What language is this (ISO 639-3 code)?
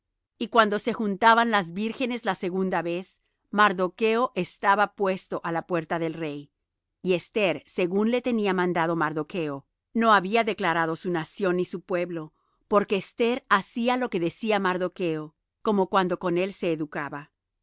spa